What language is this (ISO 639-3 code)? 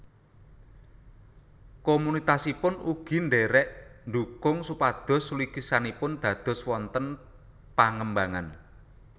jav